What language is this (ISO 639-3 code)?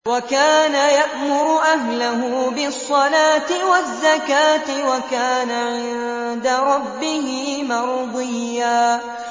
ara